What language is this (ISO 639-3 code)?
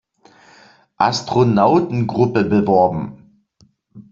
deu